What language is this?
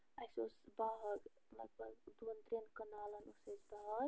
Kashmiri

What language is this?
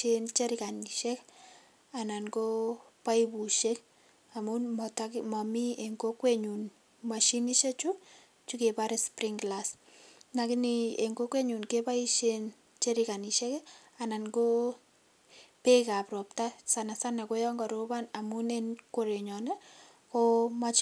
Kalenjin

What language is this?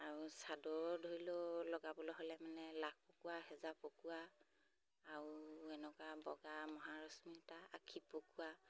Assamese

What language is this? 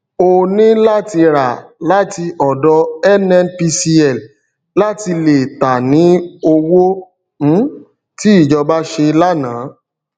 Yoruba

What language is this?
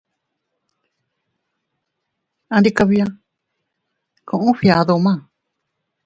Teutila Cuicatec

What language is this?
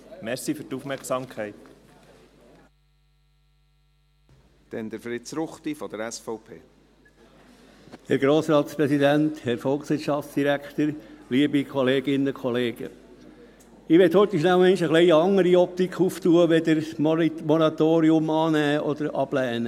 Swiss German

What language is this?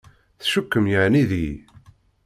Kabyle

